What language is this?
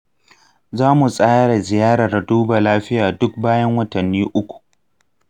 Hausa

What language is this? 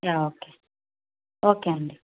Telugu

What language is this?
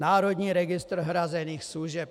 Czech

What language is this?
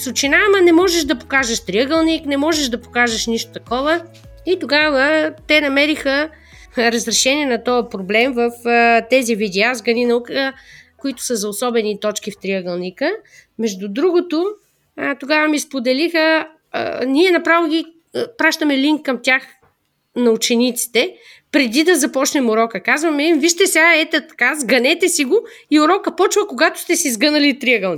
Bulgarian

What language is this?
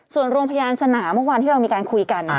Thai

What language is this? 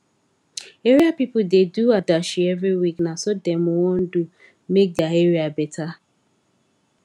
Nigerian Pidgin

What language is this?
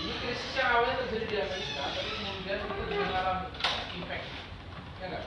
Indonesian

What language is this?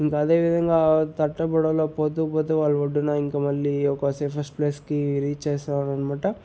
Telugu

